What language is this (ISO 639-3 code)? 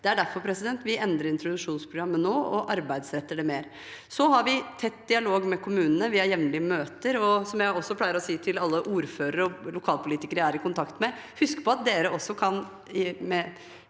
nor